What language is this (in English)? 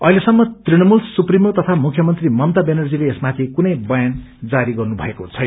Nepali